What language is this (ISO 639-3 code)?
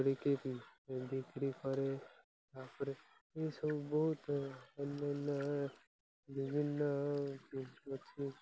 ori